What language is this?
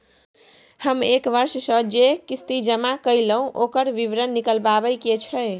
Maithili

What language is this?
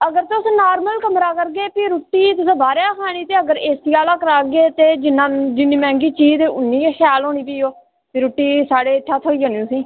Dogri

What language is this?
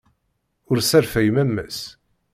Kabyle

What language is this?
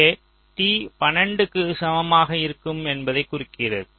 Tamil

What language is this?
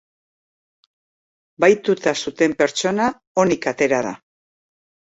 Basque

